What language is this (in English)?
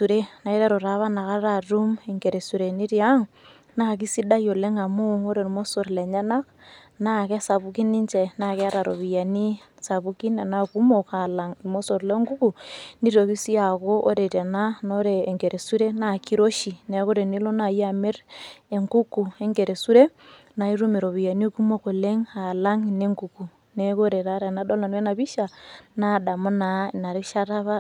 Masai